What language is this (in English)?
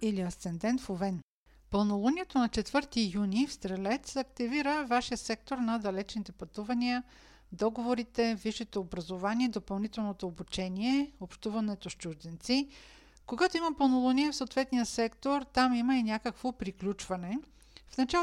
Bulgarian